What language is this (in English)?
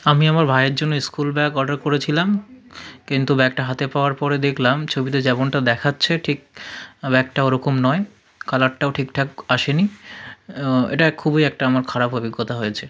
Bangla